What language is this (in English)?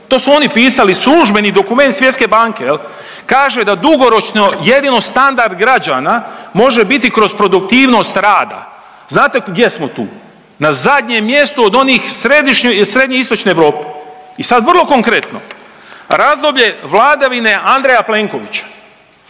Croatian